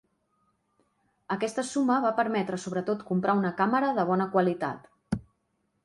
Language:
Catalan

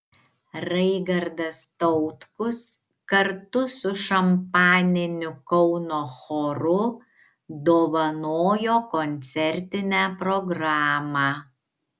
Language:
Lithuanian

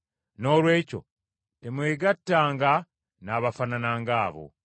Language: Ganda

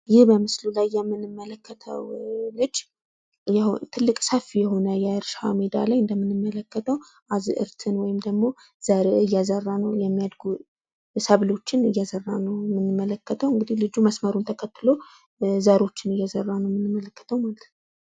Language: Amharic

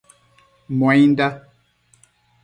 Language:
Matsés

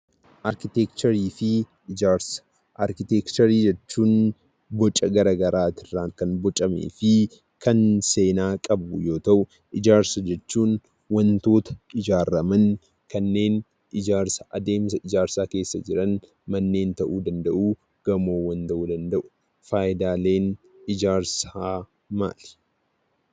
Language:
Oromo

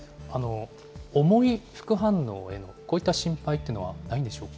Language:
Japanese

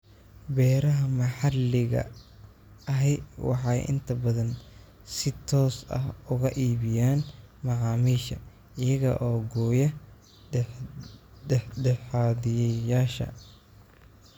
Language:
Somali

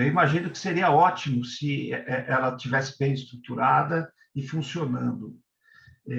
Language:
Portuguese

